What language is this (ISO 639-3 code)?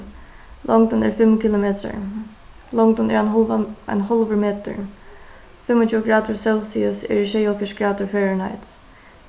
fao